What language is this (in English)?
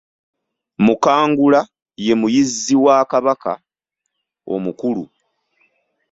Ganda